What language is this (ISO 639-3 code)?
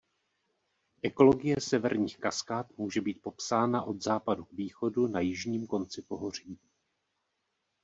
ces